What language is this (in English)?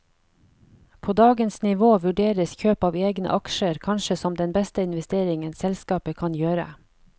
Norwegian